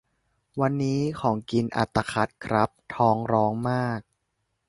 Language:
Thai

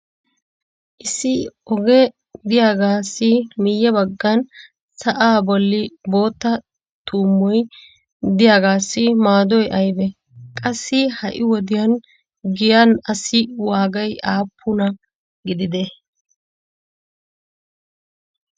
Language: Wolaytta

